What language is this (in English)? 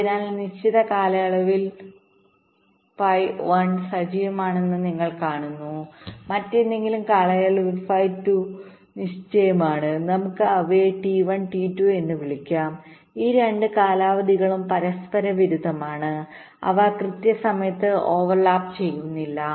Malayalam